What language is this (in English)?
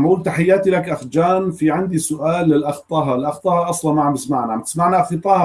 Arabic